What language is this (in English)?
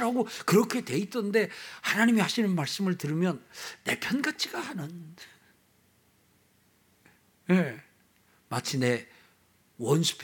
Korean